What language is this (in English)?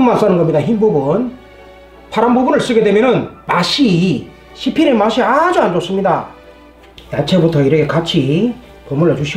Korean